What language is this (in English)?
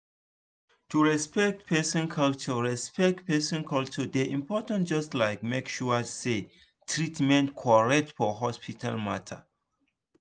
Nigerian Pidgin